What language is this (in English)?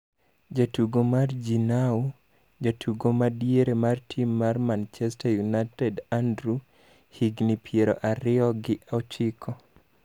Luo (Kenya and Tanzania)